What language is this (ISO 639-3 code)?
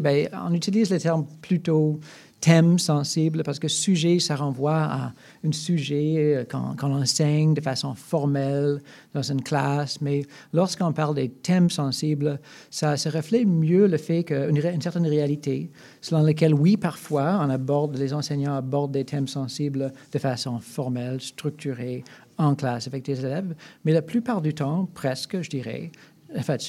fra